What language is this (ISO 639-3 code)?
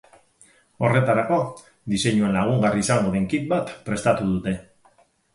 eus